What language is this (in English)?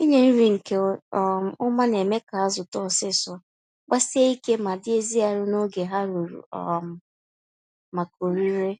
Igbo